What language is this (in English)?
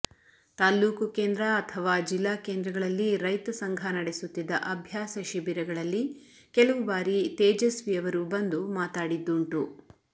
Kannada